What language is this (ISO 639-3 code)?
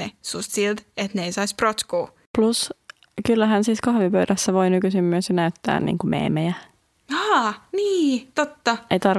fin